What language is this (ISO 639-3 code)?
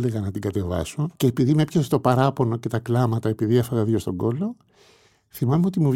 ell